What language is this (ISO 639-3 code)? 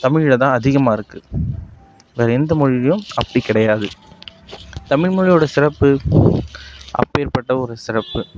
tam